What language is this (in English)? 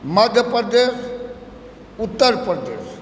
Maithili